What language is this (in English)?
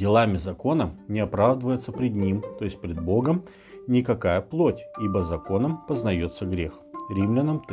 Russian